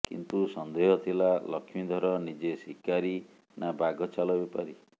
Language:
Odia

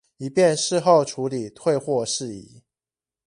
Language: Chinese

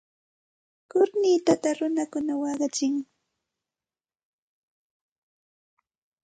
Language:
Santa Ana de Tusi Pasco Quechua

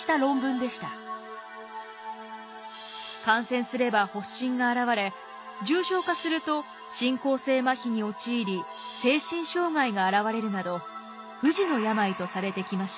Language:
Japanese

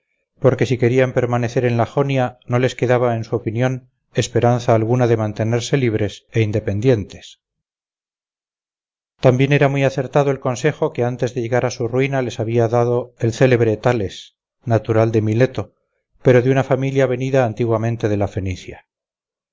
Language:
Spanish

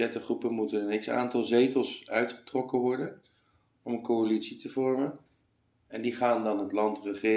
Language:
Dutch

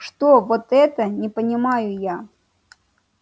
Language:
Russian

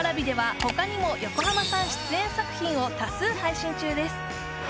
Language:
Japanese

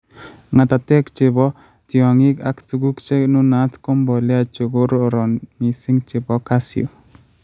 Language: Kalenjin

